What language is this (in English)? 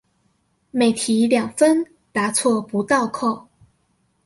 Chinese